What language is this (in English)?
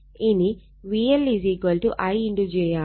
Malayalam